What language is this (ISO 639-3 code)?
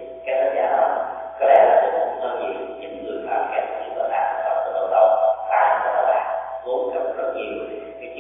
vie